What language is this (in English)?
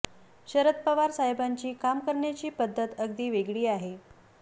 Marathi